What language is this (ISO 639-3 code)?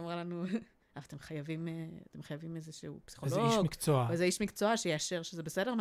heb